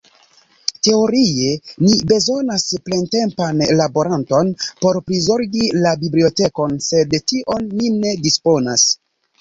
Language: Esperanto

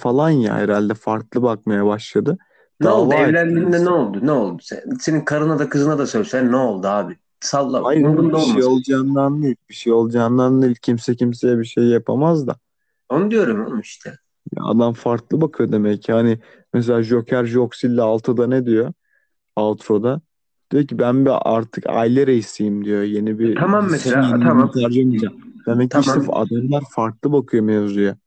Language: Turkish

